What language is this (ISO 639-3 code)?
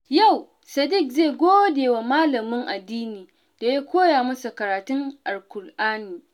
hau